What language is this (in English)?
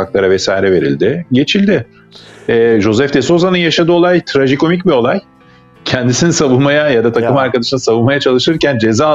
Turkish